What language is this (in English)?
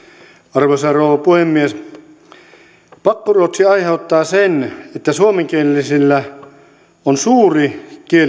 Finnish